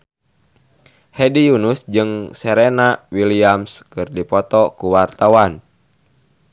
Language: Sundanese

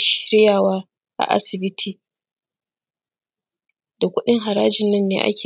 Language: Hausa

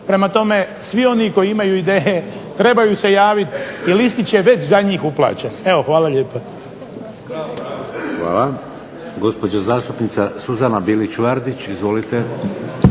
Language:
Croatian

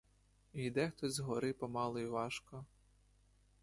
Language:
Ukrainian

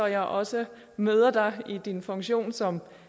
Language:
Danish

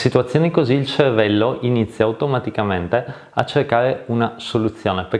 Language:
Italian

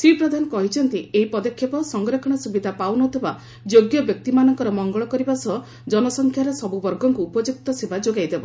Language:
Odia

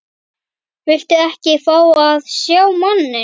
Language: Icelandic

